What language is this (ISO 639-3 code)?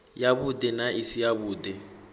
ven